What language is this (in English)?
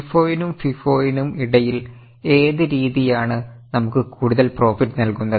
Malayalam